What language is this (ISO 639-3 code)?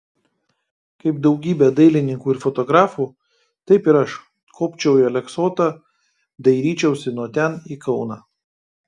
lit